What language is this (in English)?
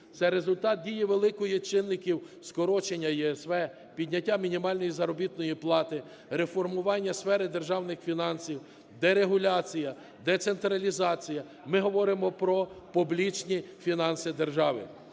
Ukrainian